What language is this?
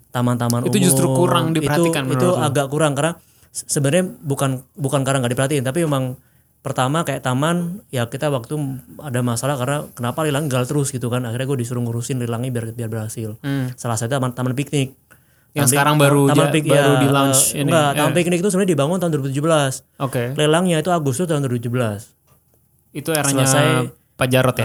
Indonesian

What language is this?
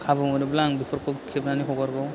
Bodo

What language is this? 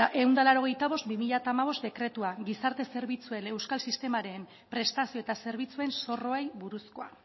Basque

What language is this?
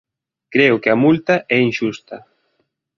Galician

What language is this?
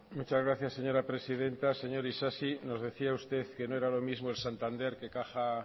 Spanish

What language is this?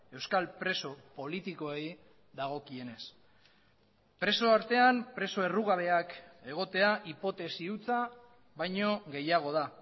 Basque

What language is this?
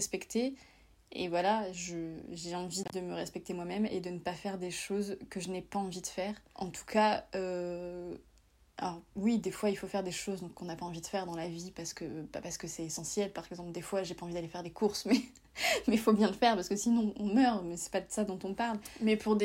French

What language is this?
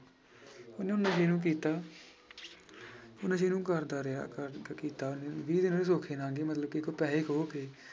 Punjabi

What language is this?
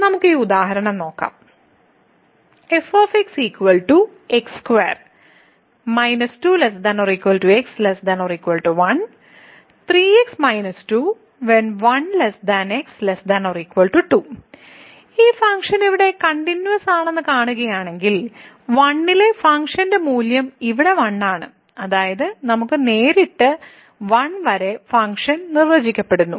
Malayalam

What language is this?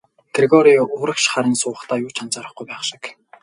Mongolian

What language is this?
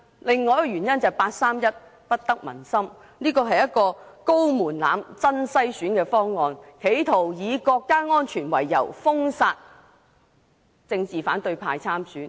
Cantonese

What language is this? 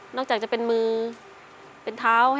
Thai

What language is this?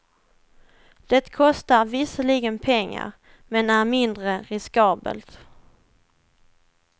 Swedish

